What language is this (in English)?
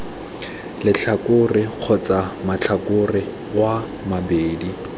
Tswana